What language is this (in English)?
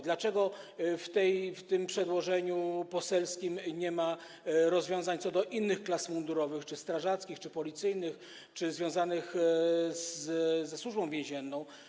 Polish